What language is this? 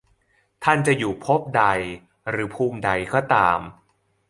Thai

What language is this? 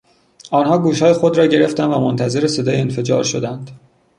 Persian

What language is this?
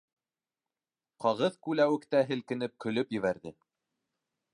Bashkir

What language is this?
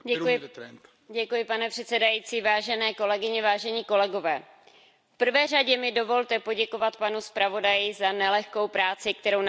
Czech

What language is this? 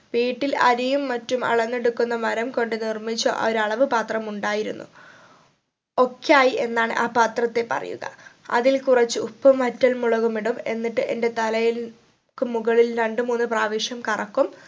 Malayalam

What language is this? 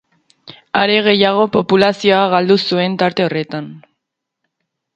Basque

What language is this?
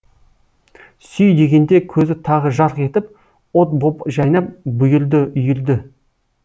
Kazakh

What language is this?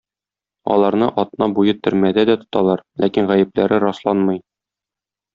Tatar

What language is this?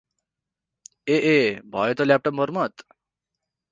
Nepali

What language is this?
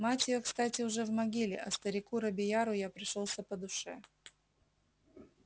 Russian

